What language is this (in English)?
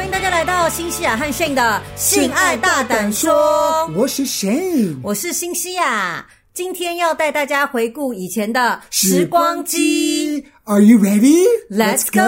Chinese